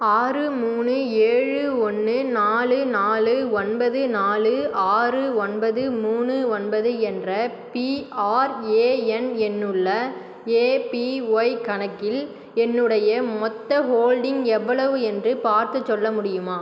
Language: Tamil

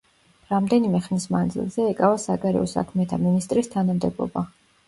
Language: Georgian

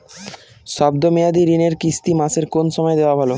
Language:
Bangla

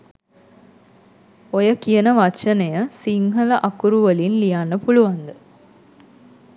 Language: Sinhala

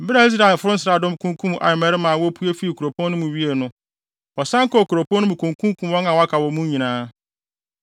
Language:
Akan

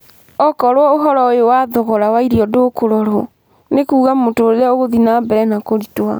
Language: Kikuyu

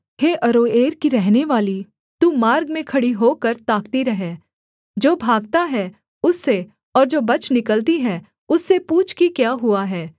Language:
Hindi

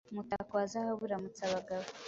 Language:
Kinyarwanda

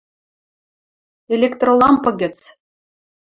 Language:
Western Mari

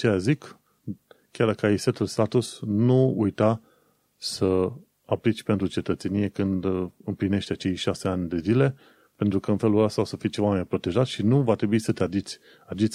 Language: Romanian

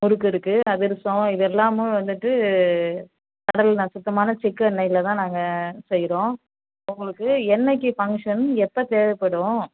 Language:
Tamil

